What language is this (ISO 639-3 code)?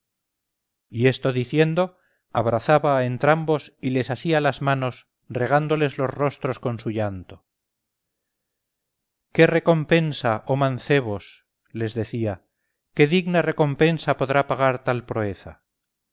spa